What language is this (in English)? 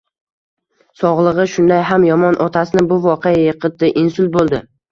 Uzbek